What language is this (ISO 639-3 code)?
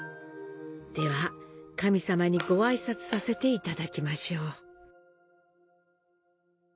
jpn